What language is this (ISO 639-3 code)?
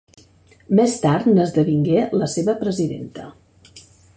cat